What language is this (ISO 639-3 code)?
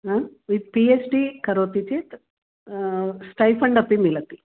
san